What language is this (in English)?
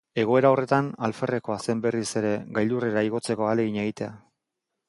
Basque